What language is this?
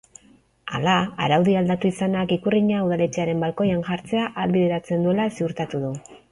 Basque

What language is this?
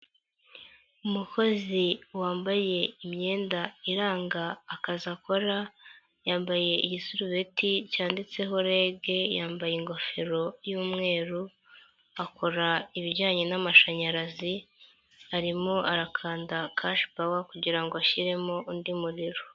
Kinyarwanda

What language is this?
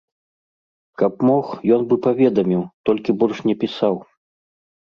Belarusian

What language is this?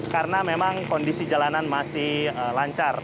Indonesian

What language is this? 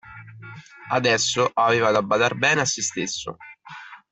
Italian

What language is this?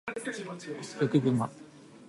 Japanese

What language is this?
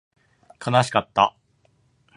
Japanese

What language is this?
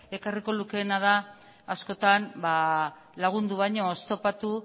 Basque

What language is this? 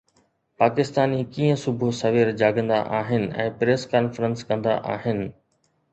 Sindhi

